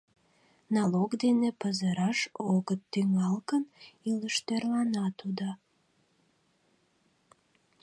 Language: Mari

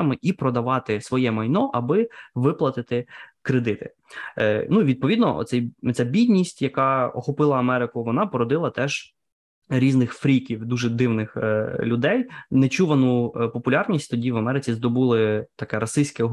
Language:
Ukrainian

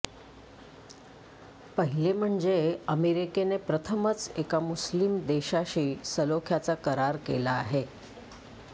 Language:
Marathi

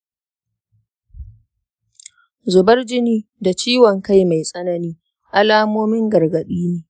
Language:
Hausa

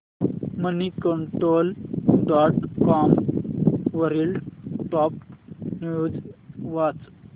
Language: Marathi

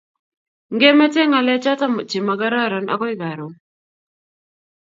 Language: Kalenjin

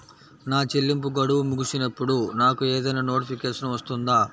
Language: Telugu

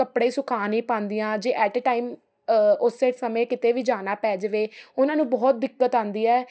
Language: Punjabi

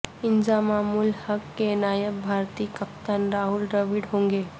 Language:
Urdu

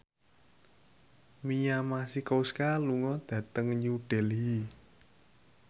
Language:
Javanese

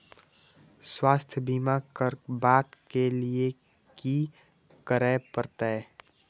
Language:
Maithili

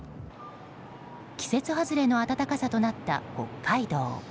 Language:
Japanese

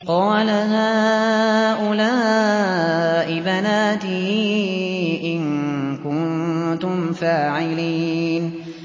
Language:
Arabic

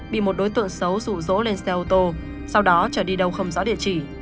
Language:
Vietnamese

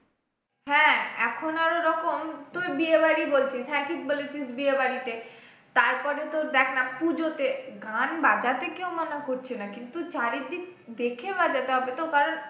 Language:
Bangla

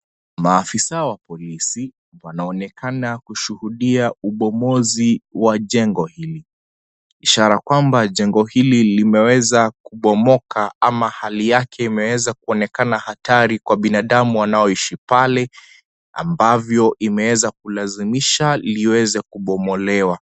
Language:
Swahili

